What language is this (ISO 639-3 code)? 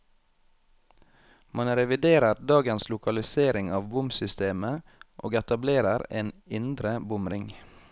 nor